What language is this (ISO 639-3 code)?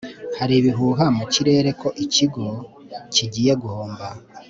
kin